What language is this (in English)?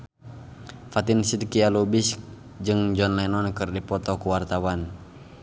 Sundanese